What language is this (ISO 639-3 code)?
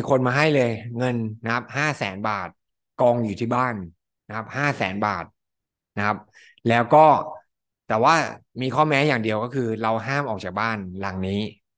tha